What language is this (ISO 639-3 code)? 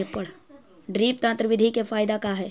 mag